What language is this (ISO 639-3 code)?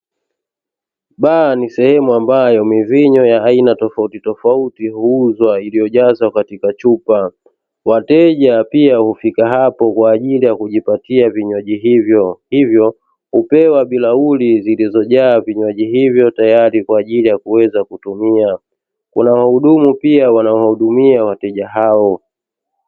swa